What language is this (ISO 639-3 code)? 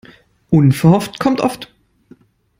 deu